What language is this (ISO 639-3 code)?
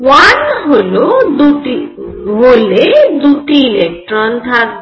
ben